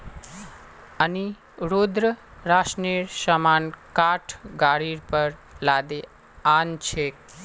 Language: Magahi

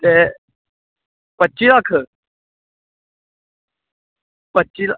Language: Dogri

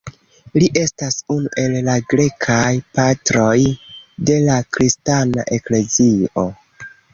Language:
Esperanto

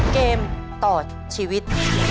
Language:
Thai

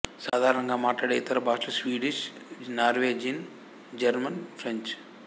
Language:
Telugu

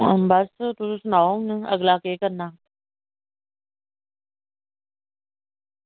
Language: Dogri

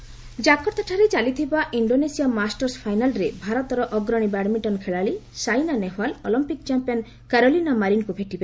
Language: Odia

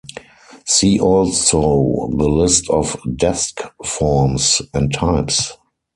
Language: English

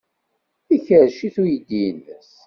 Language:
Kabyle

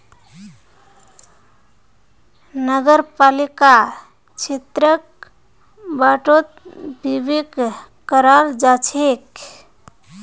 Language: Magahi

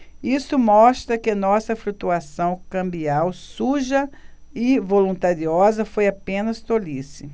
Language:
Portuguese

